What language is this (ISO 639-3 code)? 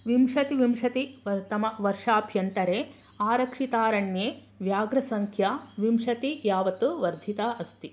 san